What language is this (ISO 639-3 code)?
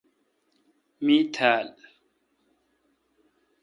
xka